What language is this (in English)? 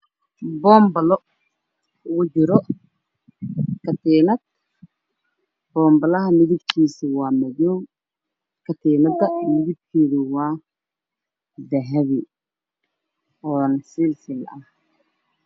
Somali